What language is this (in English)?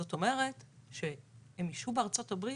Hebrew